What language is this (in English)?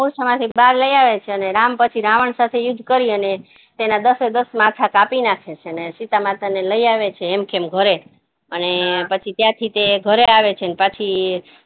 Gujarati